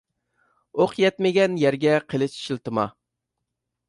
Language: Uyghur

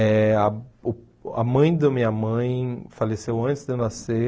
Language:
Portuguese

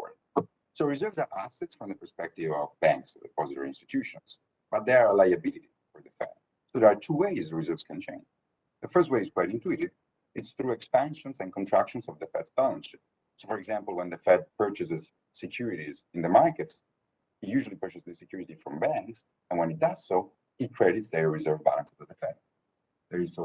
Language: English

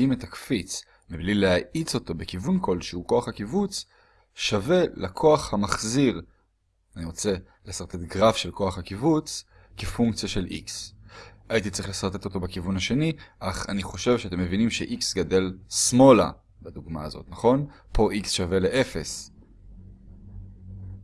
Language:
Hebrew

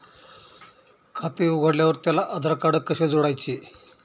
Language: Marathi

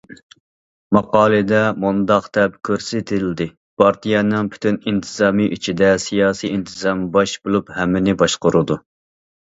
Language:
Uyghur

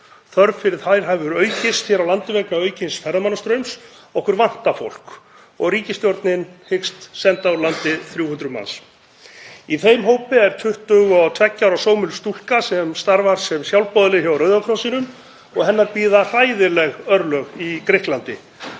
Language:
Icelandic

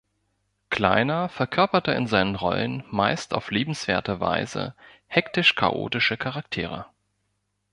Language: German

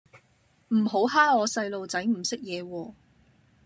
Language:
Cantonese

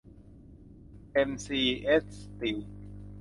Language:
Thai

